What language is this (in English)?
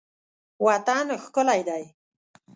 Pashto